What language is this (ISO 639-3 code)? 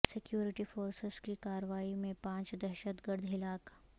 urd